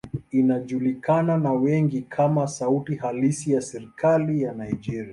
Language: Swahili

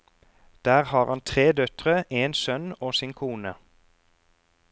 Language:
Norwegian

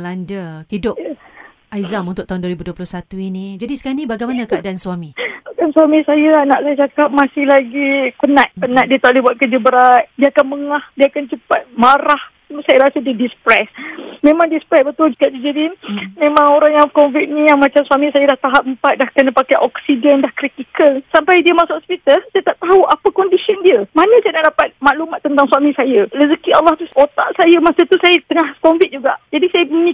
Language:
Malay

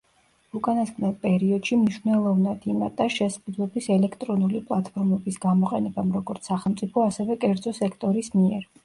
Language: Georgian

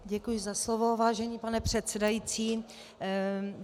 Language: Czech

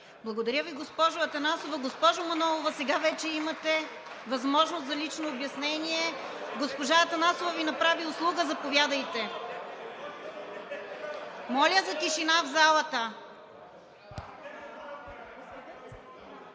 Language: Bulgarian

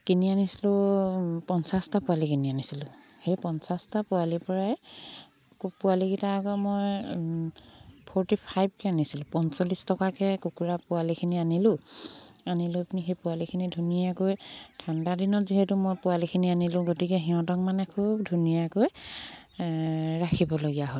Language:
Assamese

